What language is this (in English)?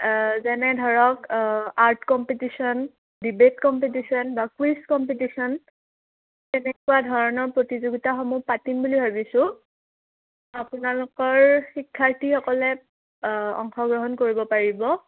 Assamese